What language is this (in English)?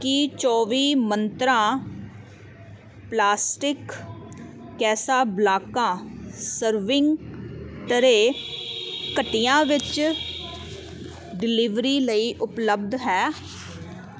Punjabi